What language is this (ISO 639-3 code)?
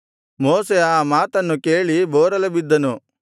kan